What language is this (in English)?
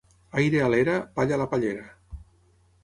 Catalan